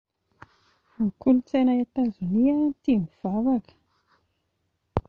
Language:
Malagasy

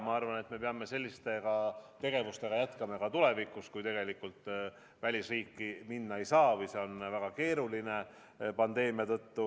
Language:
Estonian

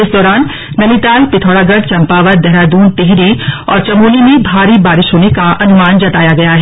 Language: Hindi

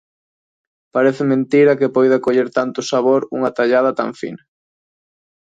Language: Galician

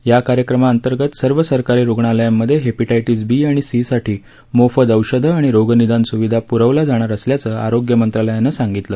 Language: Marathi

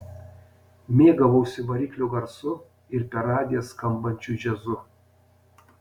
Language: Lithuanian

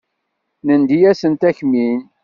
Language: Kabyle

